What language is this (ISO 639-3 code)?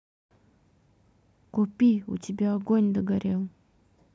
rus